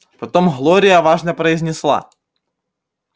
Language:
Russian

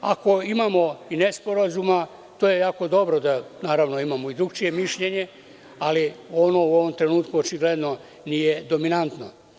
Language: Serbian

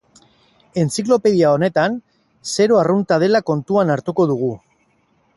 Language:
Basque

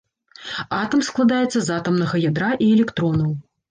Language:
Belarusian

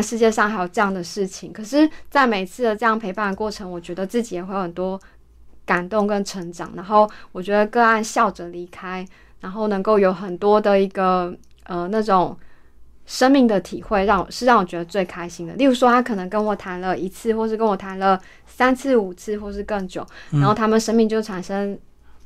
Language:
Chinese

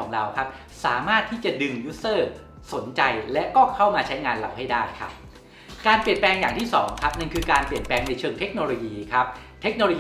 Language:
Thai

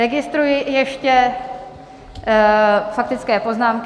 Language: Czech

